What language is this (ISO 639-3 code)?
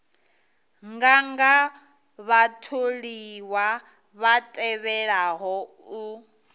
ven